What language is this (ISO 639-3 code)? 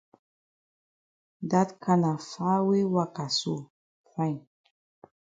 wes